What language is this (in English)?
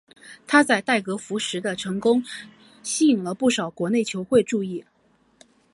Chinese